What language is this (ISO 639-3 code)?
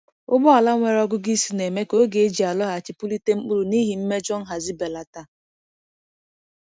ibo